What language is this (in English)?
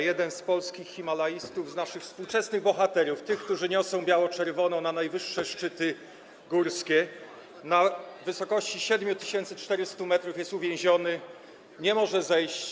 Polish